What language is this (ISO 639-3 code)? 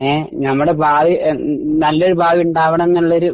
mal